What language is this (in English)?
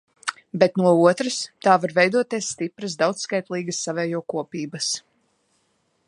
Latvian